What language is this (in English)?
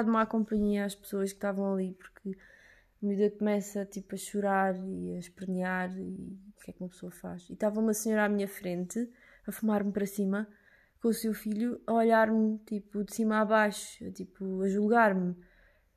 Portuguese